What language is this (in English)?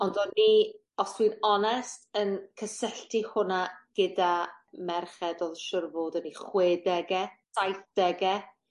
Welsh